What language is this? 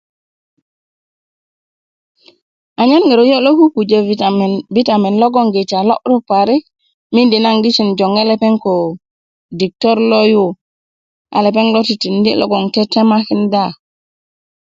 Kuku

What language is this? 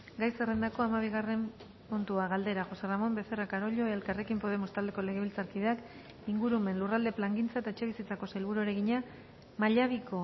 Basque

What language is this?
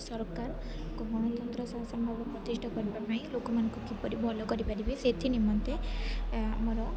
Odia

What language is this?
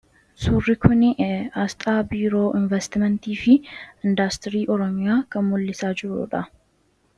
Oromo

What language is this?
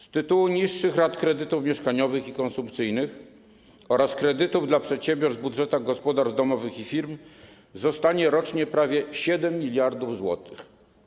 Polish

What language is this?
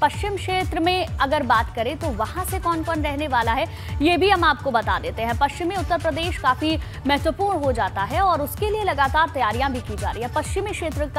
Hindi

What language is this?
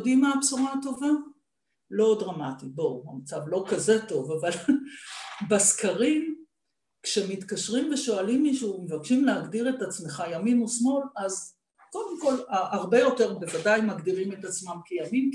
Hebrew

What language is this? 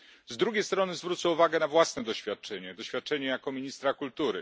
Polish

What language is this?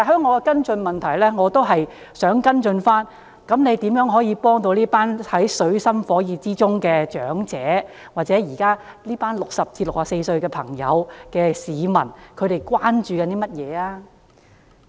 Cantonese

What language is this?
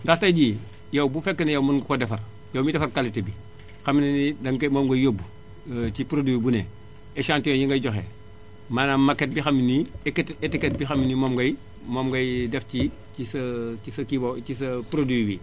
Wolof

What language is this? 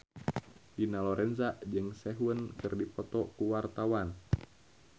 Sundanese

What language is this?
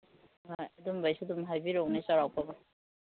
Manipuri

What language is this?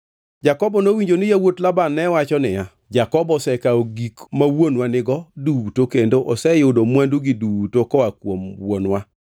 Luo (Kenya and Tanzania)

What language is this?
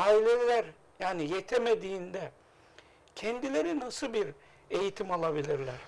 Turkish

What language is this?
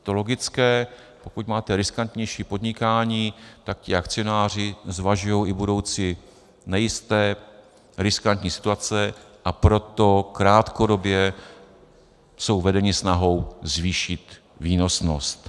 Czech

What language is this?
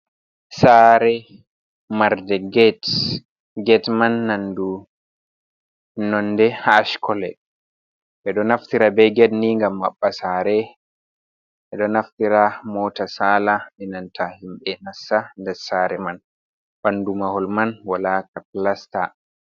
Fula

